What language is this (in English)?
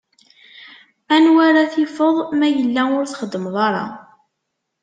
Kabyle